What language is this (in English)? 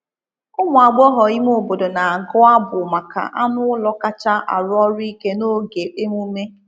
Igbo